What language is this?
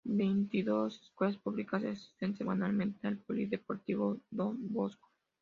Spanish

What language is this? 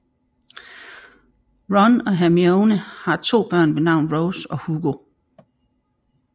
Danish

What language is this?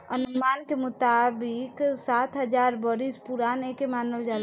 Bhojpuri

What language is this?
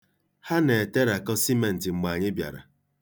Igbo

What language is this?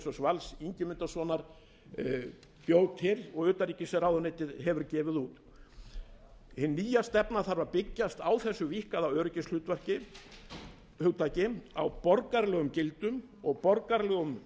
Icelandic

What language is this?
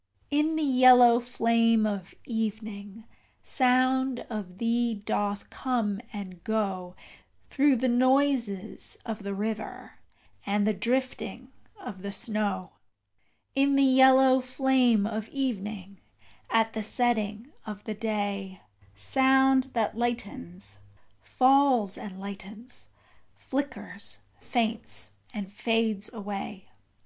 English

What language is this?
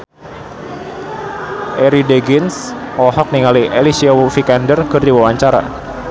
Sundanese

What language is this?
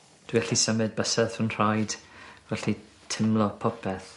Welsh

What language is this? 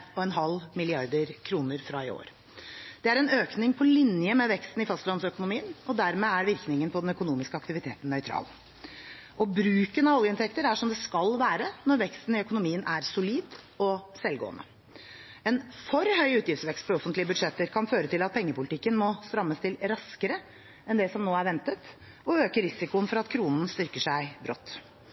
Norwegian Bokmål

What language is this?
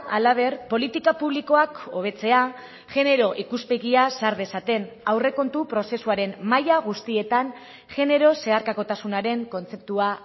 Basque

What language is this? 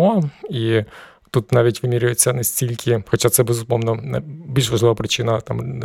Ukrainian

